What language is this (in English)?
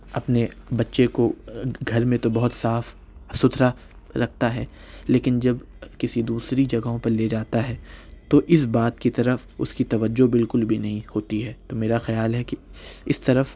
Urdu